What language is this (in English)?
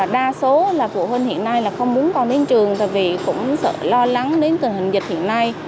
Vietnamese